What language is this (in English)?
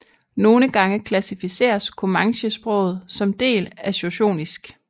Danish